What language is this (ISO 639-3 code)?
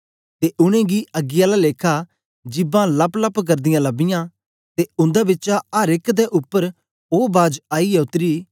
doi